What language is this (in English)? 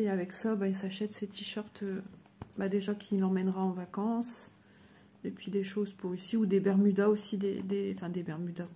French